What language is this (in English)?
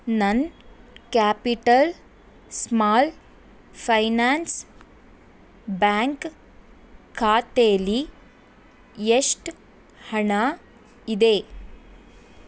Kannada